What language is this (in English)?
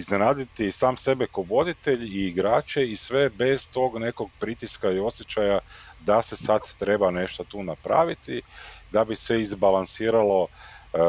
Croatian